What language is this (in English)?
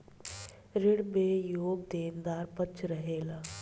Bhojpuri